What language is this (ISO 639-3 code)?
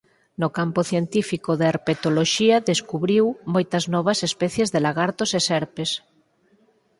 glg